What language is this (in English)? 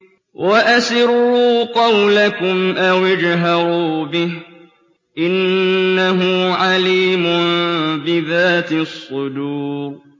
Arabic